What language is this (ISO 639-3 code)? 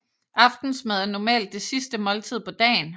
dan